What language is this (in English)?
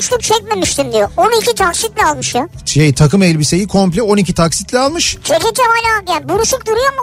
Turkish